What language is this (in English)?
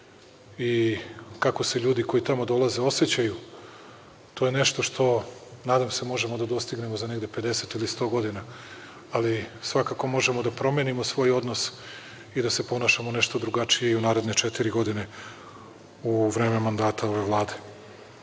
Serbian